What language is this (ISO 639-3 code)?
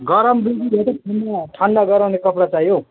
nep